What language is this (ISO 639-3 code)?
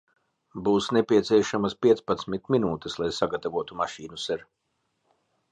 lav